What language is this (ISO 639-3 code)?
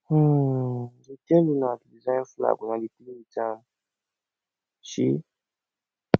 pcm